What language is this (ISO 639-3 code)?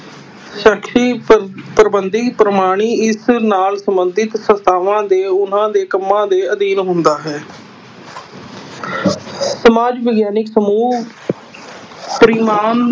pan